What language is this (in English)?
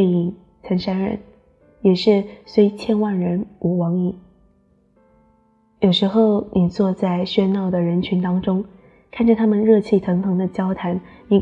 Chinese